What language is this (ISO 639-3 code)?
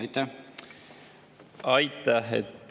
est